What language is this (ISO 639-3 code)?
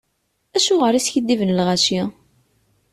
kab